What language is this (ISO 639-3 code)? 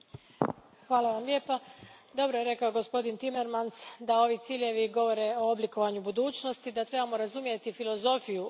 hrv